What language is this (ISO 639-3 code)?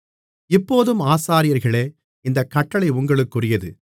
tam